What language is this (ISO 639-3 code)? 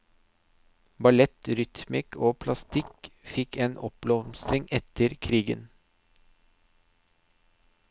nor